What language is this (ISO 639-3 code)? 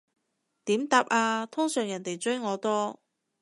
yue